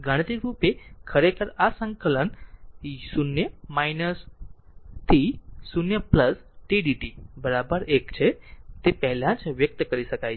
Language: Gujarati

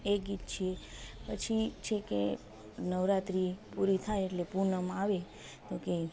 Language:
Gujarati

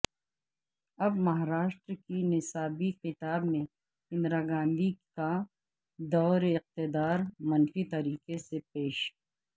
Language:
Urdu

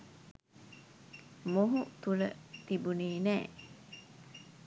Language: Sinhala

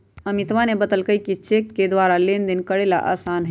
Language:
Magahi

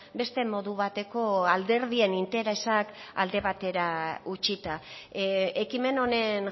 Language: Basque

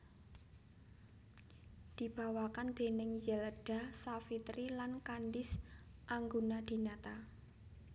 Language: Javanese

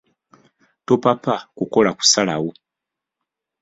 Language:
Ganda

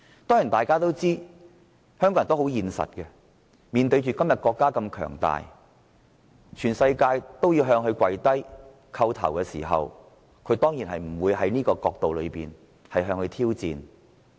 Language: Cantonese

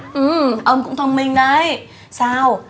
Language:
Vietnamese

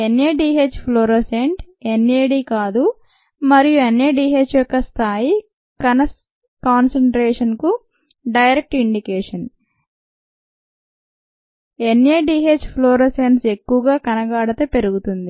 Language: Telugu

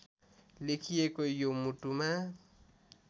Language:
Nepali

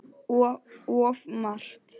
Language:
Icelandic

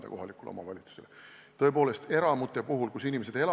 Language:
Estonian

